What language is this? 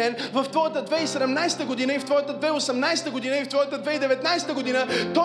Bulgarian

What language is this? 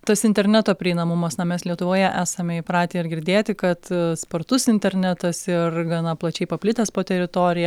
Lithuanian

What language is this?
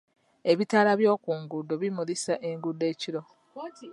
Ganda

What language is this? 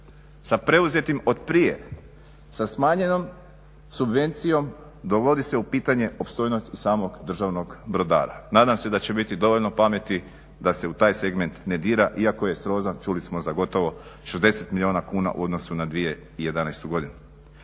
Croatian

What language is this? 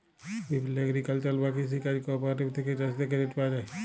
Bangla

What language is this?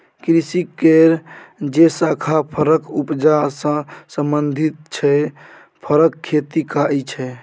Maithili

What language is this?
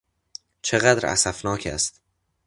Persian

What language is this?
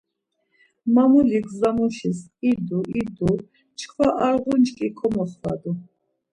Laz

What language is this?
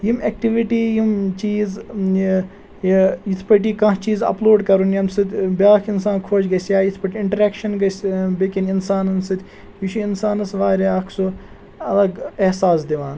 Kashmiri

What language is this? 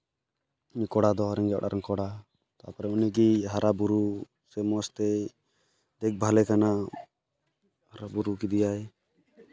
Santali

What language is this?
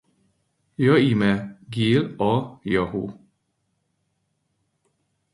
Hungarian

